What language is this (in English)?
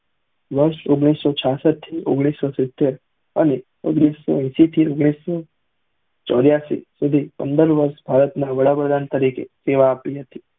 Gujarati